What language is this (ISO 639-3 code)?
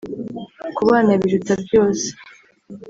kin